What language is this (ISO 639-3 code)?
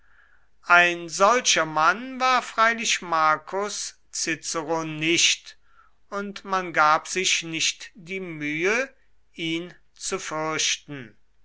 deu